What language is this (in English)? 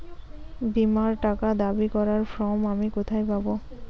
Bangla